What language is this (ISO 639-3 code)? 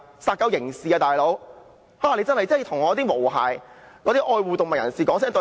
yue